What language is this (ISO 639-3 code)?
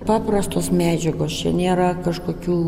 lit